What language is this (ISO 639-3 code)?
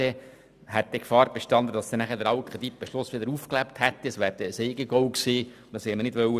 gsw